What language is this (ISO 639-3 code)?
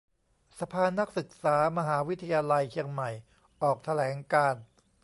tha